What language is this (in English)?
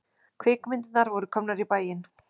Icelandic